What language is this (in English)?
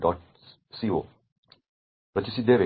Kannada